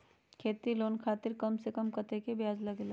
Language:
Magahi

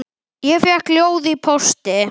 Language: Icelandic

